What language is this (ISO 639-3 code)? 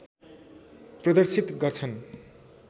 nep